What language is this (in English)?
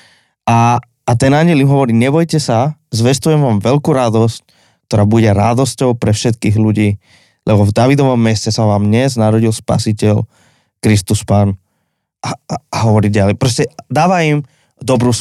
Slovak